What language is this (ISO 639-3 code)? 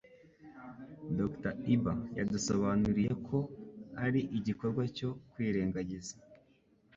kin